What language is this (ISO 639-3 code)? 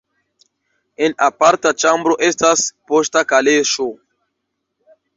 epo